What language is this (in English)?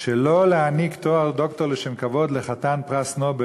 Hebrew